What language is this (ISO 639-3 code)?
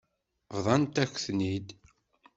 kab